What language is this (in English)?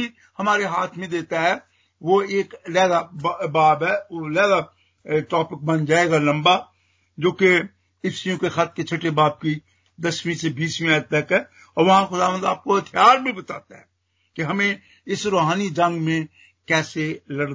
Hindi